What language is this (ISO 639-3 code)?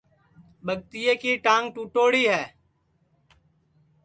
ssi